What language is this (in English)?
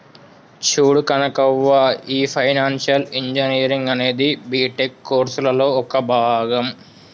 Telugu